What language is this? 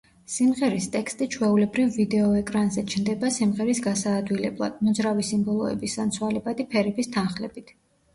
Georgian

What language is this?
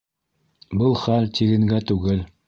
Bashkir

